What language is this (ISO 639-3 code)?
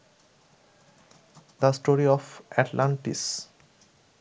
ben